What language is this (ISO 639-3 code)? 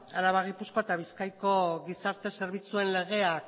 eus